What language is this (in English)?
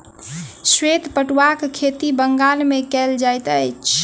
Maithili